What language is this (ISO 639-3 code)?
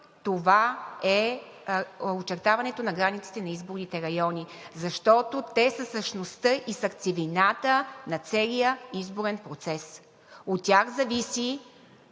bul